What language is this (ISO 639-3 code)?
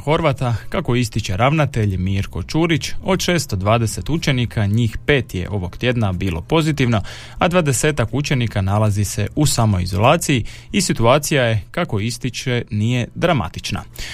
hrv